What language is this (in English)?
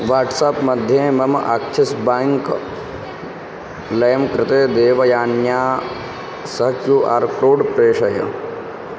Sanskrit